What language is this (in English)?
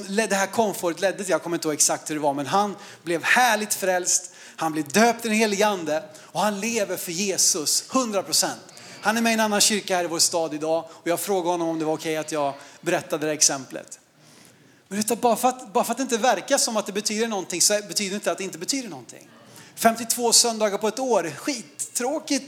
Swedish